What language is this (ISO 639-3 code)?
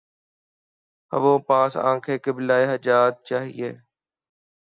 urd